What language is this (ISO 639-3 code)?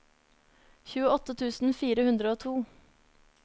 nor